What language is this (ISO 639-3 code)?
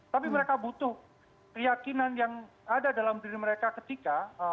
ind